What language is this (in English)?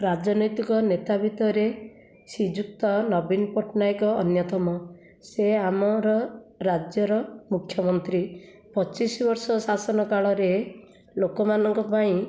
Odia